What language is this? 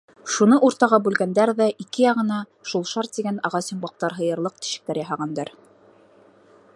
Bashkir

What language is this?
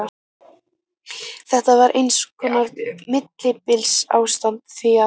Icelandic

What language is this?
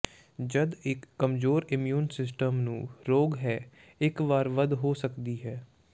Punjabi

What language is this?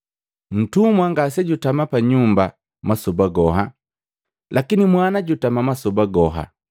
Matengo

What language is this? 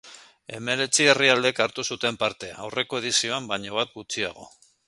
Basque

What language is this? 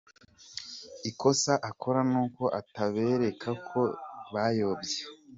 Kinyarwanda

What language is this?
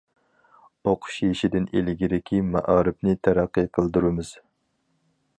Uyghur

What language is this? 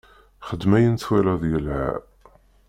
Kabyle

